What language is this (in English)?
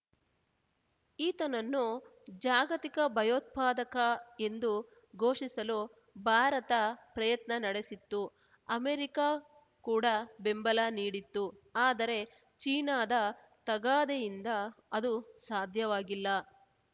Kannada